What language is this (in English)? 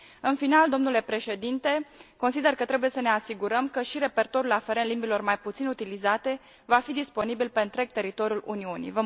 Romanian